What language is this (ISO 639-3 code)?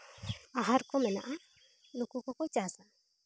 sat